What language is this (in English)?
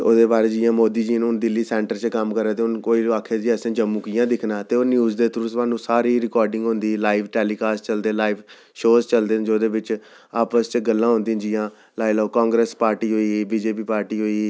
Dogri